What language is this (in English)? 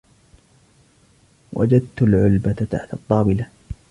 Arabic